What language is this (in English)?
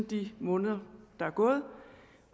Danish